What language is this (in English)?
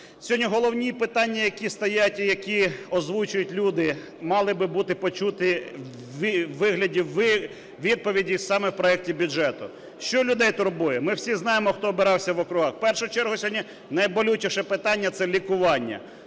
Ukrainian